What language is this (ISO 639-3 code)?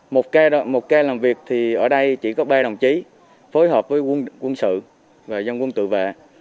vie